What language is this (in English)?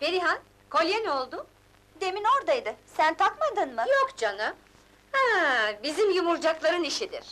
Turkish